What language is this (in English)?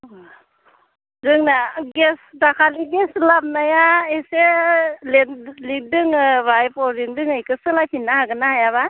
Bodo